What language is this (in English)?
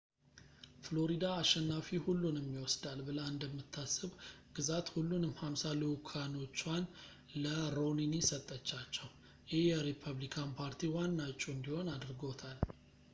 Amharic